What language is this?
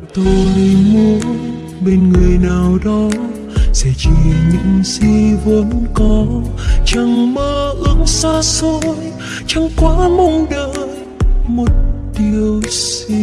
Vietnamese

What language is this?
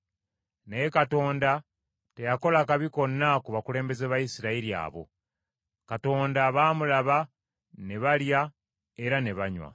Ganda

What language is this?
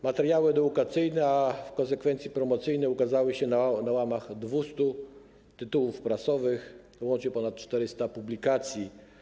Polish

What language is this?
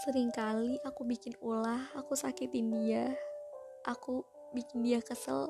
Indonesian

